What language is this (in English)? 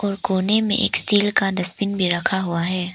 Hindi